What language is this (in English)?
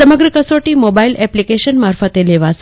Gujarati